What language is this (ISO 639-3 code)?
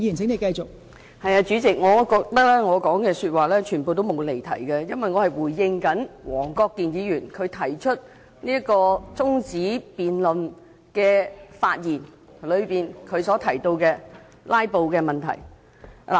yue